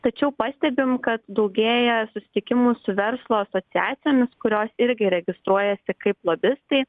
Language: Lithuanian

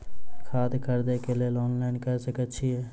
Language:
Maithili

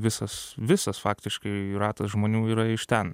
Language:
Lithuanian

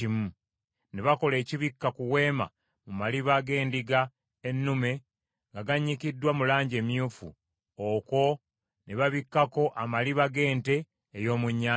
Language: Ganda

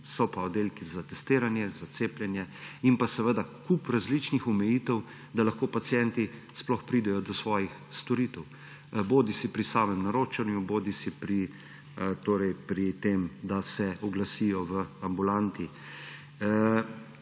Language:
Slovenian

